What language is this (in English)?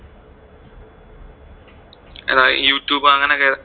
Malayalam